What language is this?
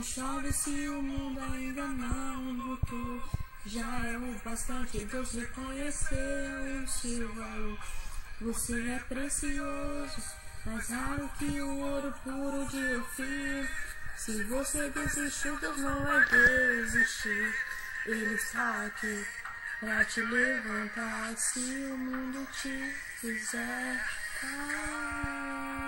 Portuguese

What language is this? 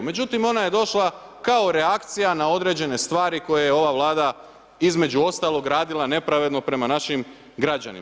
Croatian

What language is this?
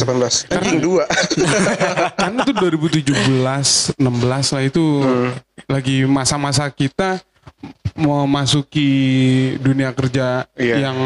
Indonesian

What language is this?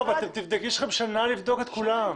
Hebrew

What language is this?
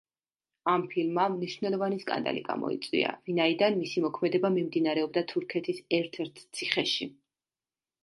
Georgian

